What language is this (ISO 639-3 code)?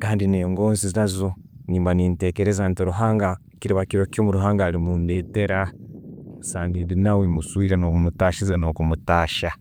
ttj